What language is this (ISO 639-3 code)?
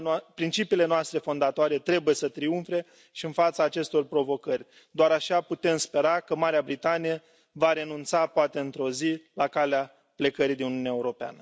ron